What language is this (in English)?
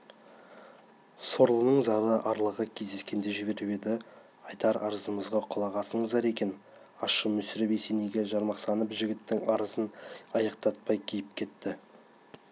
Kazakh